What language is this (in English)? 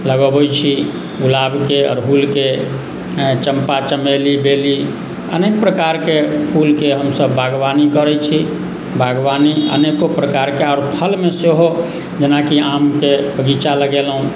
Maithili